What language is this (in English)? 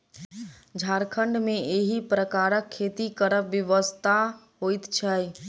Maithili